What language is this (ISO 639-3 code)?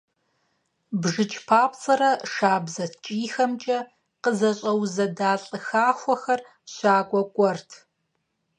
kbd